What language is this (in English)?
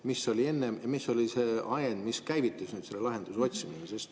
Estonian